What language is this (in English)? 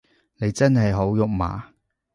Cantonese